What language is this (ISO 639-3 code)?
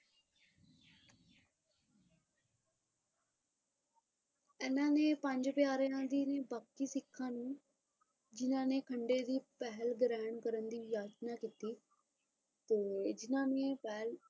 pan